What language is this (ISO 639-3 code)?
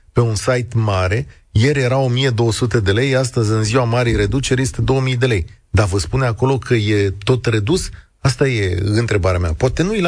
ron